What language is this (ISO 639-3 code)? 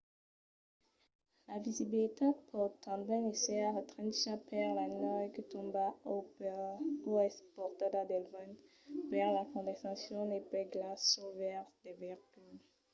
oci